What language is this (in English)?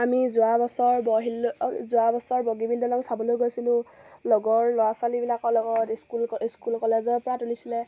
Assamese